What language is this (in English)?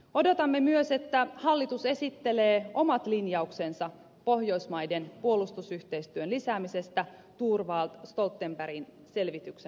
Finnish